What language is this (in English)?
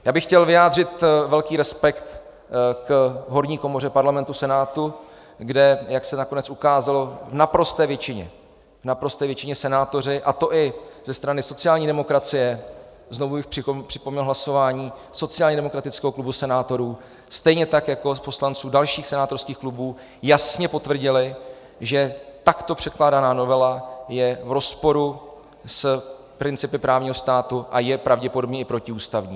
Czech